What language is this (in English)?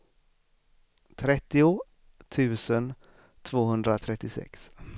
Swedish